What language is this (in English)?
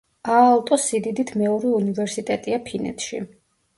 Georgian